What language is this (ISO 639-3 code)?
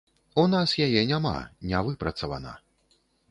bel